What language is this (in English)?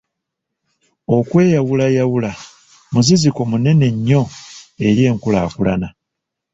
Ganda